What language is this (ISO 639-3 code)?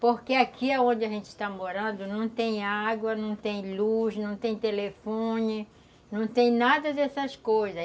por